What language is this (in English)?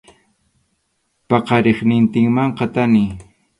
Arequipa-La Unión Quechua